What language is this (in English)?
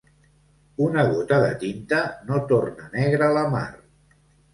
Catalan